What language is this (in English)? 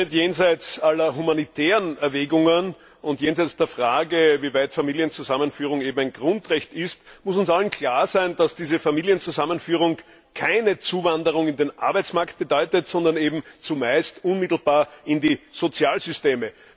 German